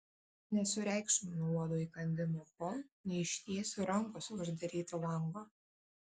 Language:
Lithuanian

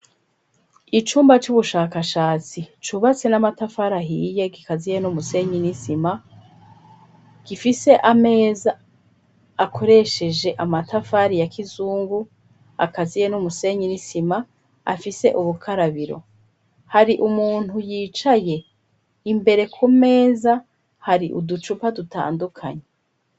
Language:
Rundi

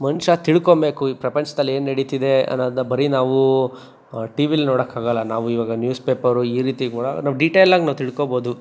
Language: Kannada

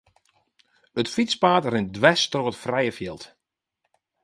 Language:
Western Frisian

